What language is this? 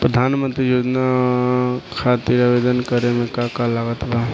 Bhojpuri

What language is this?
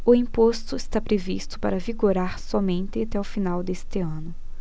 Portuguese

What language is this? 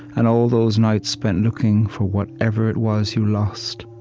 English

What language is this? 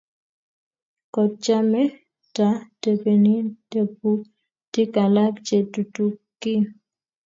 Kalenjin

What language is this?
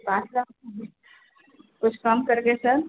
Hindi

